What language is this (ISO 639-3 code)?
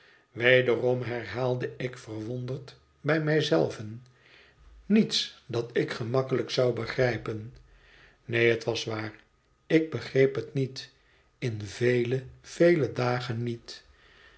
nld